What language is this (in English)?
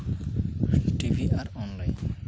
Santali